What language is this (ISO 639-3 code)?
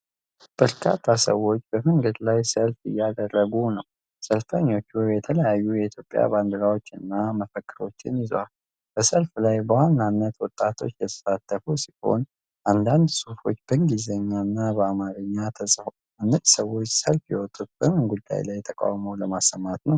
amh